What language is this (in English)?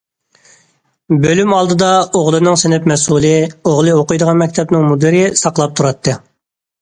Uyghur